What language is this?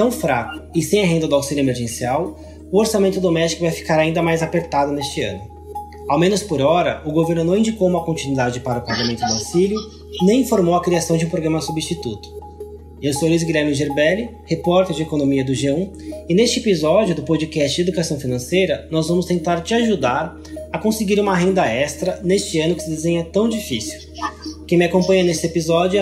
Portuguese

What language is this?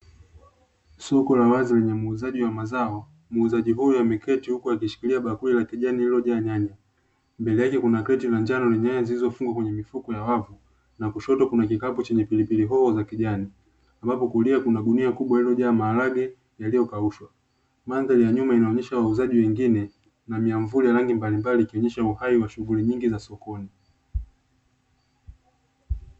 Swahili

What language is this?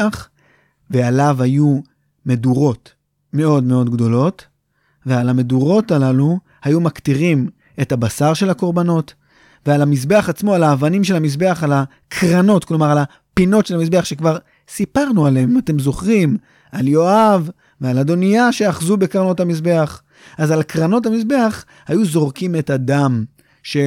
Hebrew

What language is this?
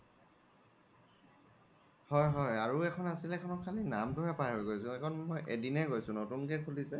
Assamese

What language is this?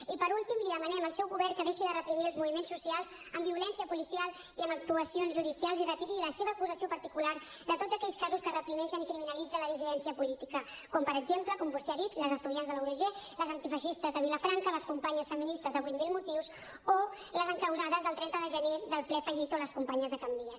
Catalan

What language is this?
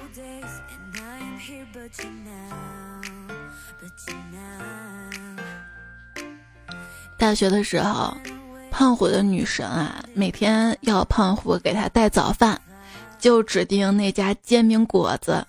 Chinese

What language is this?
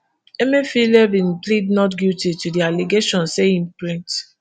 Nigerian Pidgin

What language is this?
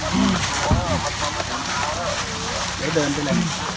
Thai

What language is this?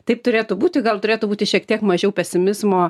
Lithuanian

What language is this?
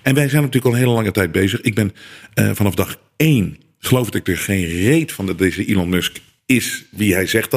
Dutch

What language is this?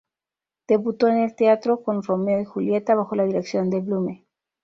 Spanish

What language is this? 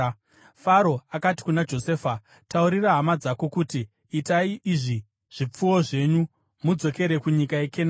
Shona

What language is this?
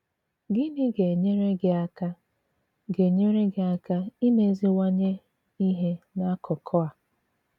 Igbo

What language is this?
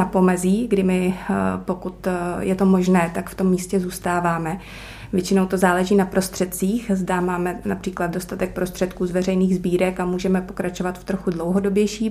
Czech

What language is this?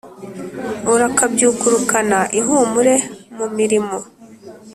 Kinyarwanda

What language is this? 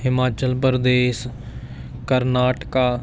Punjabi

